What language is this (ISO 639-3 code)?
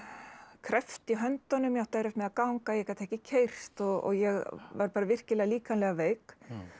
isl